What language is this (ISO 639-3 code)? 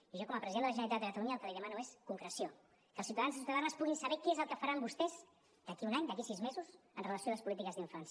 cat